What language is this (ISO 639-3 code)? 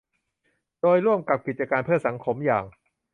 tha